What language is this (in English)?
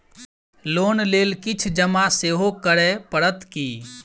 Maithili